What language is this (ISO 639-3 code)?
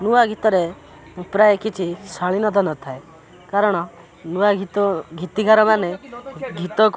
ori